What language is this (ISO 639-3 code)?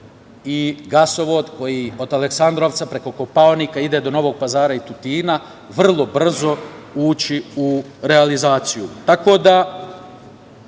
srp